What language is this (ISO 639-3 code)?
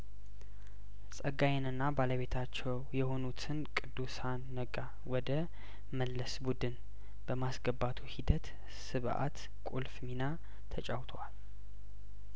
amh